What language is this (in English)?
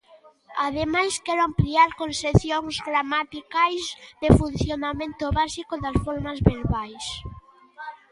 Galician